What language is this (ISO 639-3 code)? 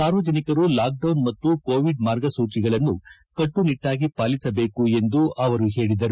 kan